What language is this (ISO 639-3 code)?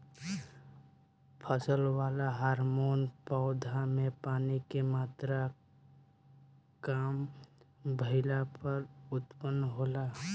bho